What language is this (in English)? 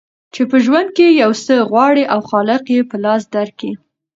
Pashto